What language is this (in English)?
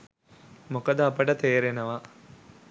Sinhala